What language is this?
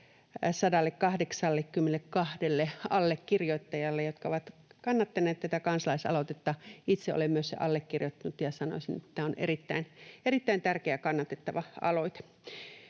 Finnish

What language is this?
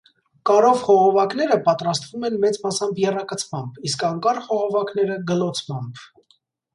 Armenian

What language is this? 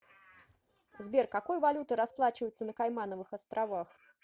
Russian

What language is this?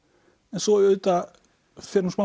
Icelandic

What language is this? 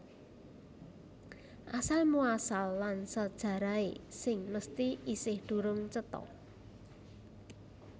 Javanese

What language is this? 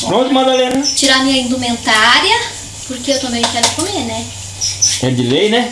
Portuguese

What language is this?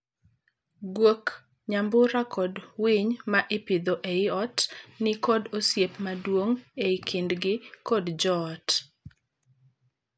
Luo (Kenya and Tanzania)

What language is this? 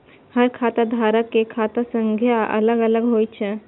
Maithili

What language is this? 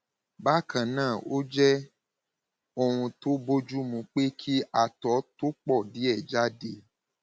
Yoruba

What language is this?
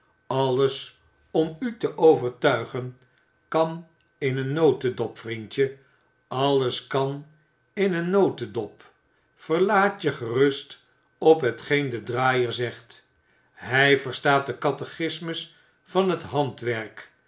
Dutch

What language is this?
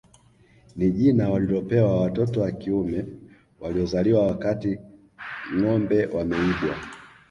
Swahili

